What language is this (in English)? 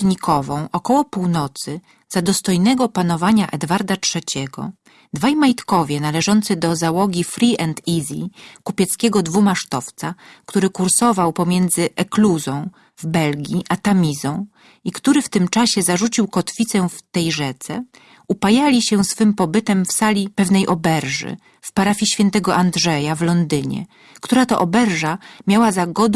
Polish